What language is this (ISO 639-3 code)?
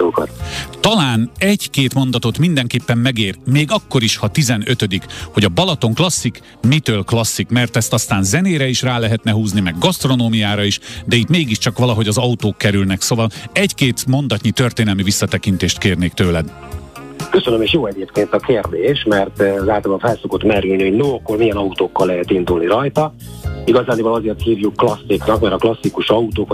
hun